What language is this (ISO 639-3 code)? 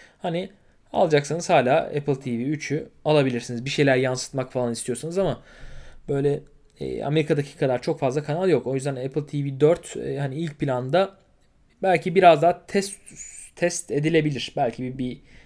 tur